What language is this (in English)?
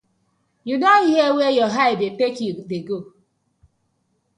Nigerian Pidgin